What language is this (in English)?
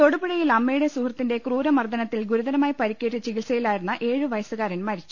Malayalam